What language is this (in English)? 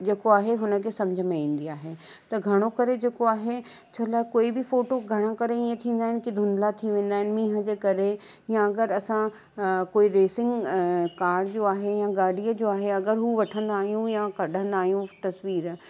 Sindhi